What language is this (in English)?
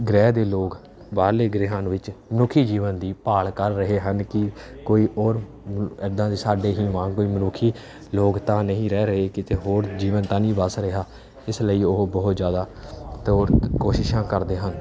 Punjabi